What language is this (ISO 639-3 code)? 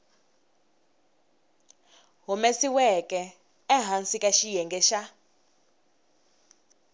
tso